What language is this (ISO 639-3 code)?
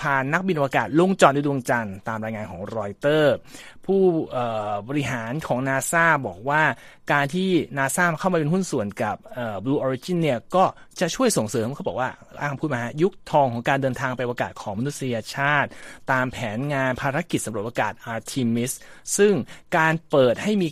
tha